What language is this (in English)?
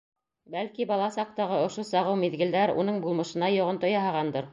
Bashkir